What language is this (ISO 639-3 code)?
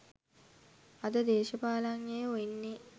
sin